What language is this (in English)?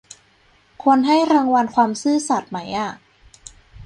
Thai